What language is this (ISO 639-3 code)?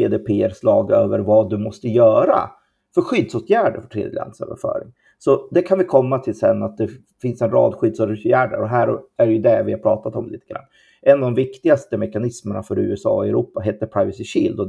swe